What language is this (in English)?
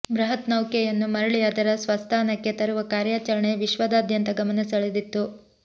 Kannada